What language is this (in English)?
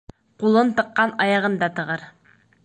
Bashkir